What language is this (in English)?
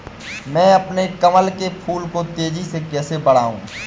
Hindi